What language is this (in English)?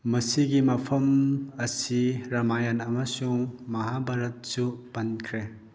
Manipuri